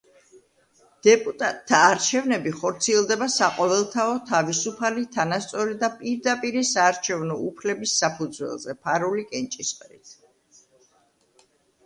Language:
Georgian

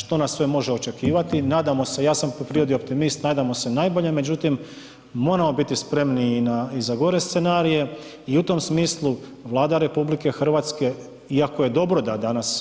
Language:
Croatian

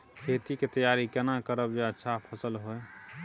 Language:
Maithili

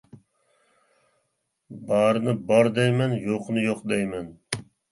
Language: Uyghur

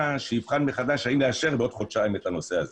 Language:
Hebrew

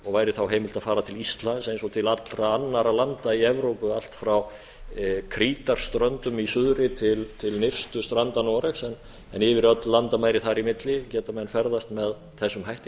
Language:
Icelandic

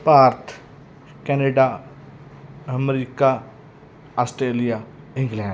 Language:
Punjabi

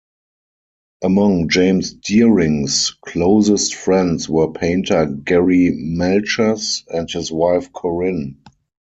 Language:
English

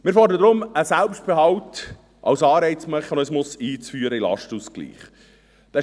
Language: Swiss German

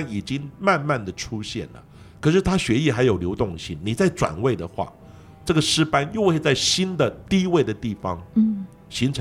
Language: Chinese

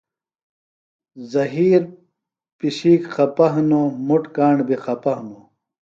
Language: Phalura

